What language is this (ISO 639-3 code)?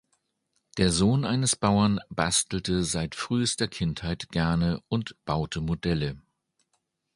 deu